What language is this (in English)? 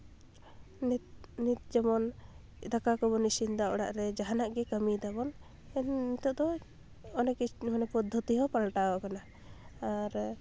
Santali